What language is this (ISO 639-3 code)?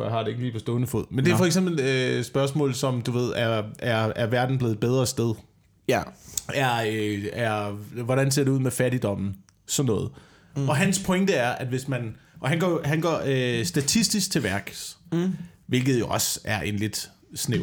dan